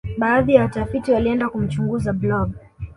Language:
Swahili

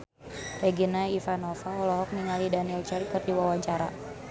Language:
Sundanese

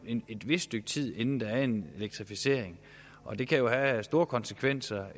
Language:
Danish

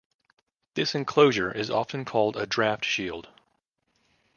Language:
English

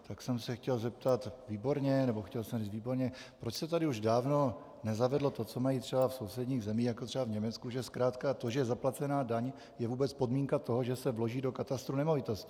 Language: Czech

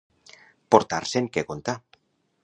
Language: Catalan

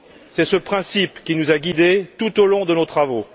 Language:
French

